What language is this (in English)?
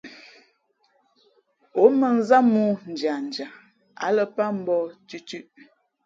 Fe'fe'